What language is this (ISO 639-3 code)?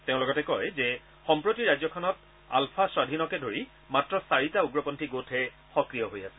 asm